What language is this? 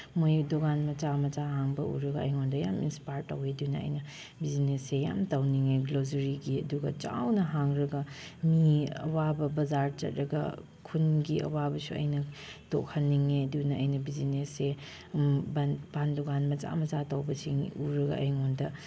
Manipuri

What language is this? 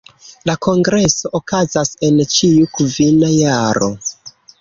Esperanto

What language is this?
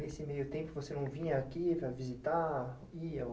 Portuguese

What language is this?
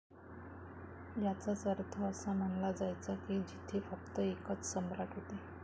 Marathi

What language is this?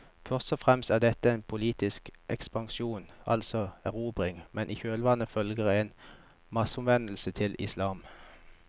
Norwegian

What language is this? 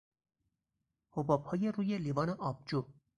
Persian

